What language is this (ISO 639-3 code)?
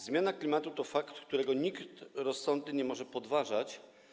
pol